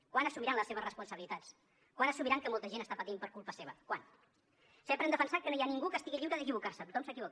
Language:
Catalan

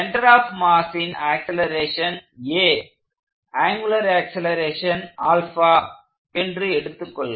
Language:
Tamil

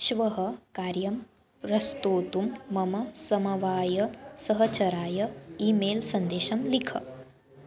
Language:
Sanskrit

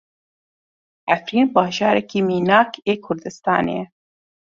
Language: Kurdish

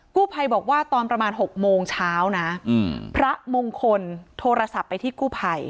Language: Thai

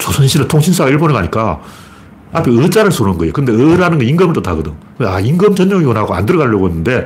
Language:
Korean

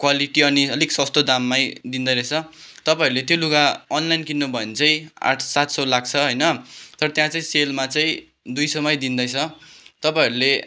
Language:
Nepali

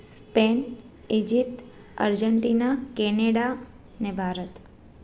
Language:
Sindhi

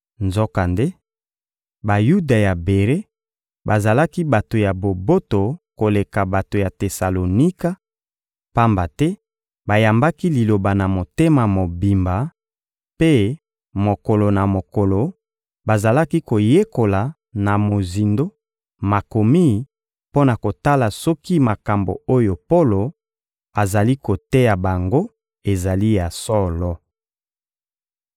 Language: Lingala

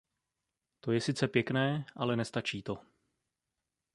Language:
Czech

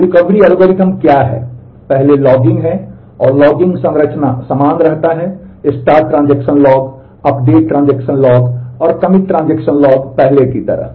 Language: Hindi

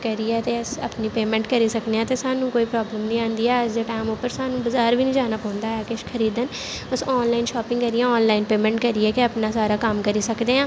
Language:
Dogri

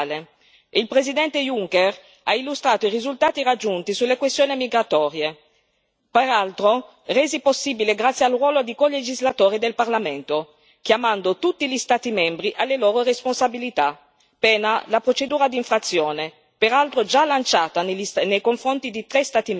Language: Italian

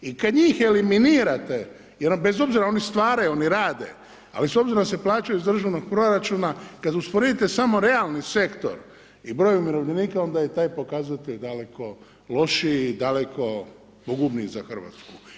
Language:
Croatian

